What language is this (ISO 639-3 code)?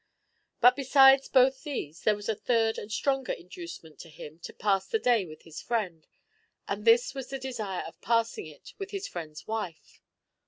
eng